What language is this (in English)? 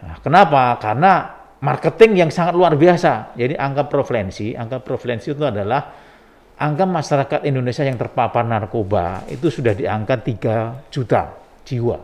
Indonesian